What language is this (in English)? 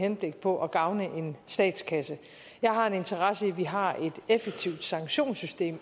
Danish